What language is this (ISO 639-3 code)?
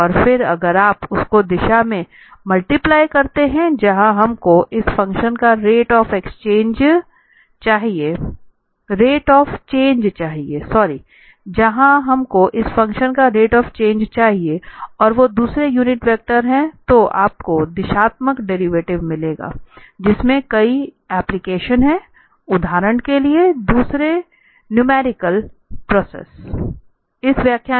hin